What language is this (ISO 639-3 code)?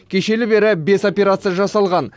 kaz